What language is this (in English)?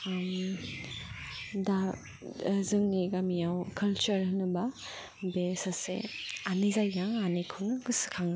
Bodo